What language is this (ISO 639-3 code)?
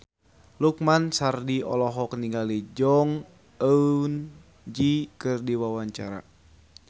sun